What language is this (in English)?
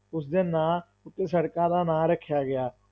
Punjabi